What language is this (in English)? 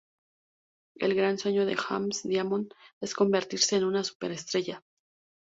Spanish